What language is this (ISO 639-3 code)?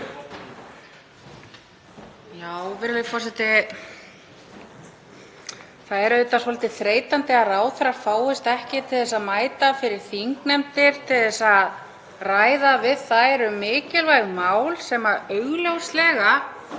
isl